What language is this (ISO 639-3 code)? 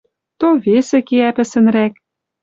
mrj